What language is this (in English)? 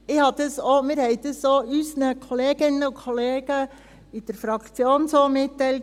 Swiss German